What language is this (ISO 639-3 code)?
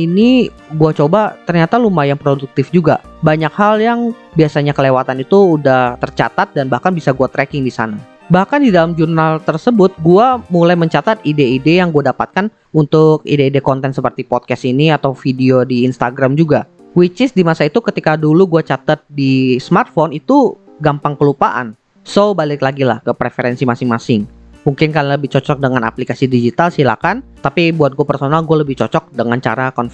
ind